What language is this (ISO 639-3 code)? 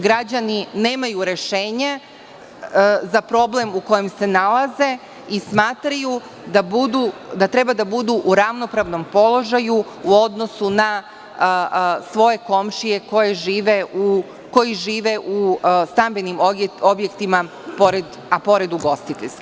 srp